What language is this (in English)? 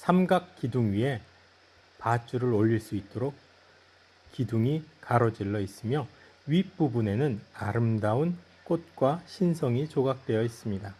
Korean